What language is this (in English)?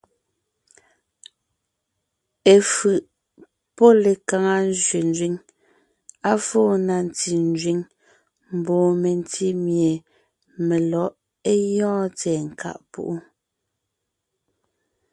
Ngiemboon